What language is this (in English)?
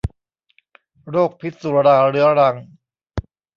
Thai